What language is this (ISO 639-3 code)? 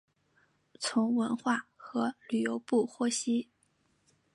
zho